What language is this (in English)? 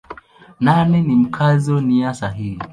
Swahili